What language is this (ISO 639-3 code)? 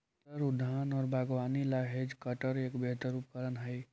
mag